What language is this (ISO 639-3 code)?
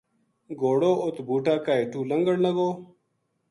gju